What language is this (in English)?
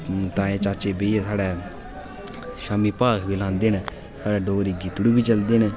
Dogri